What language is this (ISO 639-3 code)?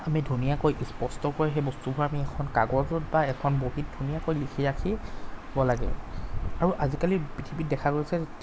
asm